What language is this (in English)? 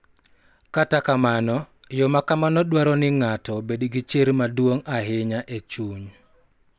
Luo (Kenya and Tanzania)